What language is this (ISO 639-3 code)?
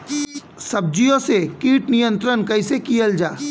bho